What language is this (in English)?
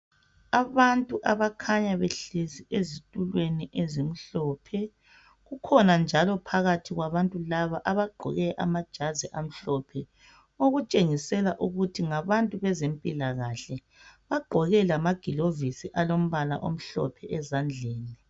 North Ndebele